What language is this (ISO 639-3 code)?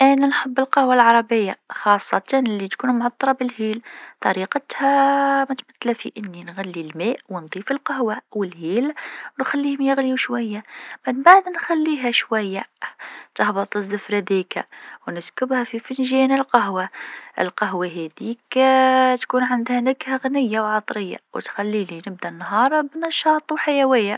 aeb